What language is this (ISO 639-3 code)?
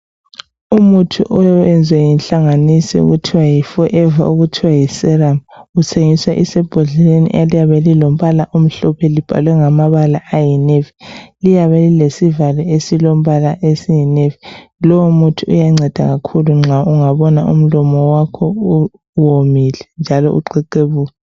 nde